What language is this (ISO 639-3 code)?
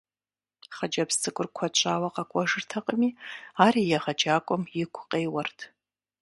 kbd